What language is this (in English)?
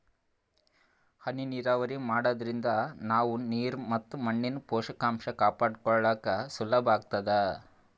Kannada